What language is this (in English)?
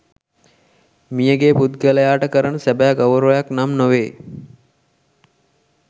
Sinhala